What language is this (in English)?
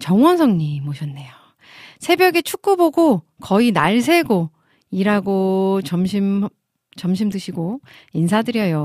Korean